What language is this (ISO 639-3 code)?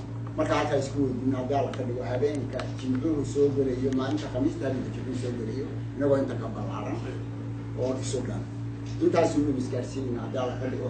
ara